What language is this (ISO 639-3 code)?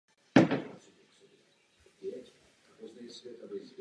ces